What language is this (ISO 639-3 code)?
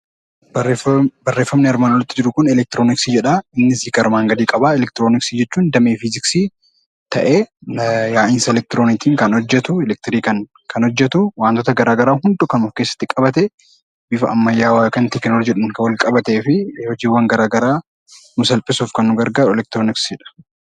orm